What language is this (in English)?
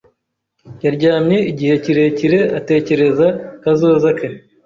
Kinyarwanda